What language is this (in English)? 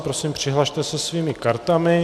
Czech